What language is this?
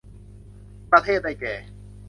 Thai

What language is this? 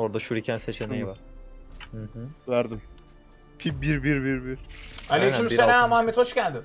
Turkish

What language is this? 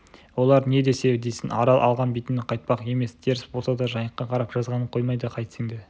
Kazakh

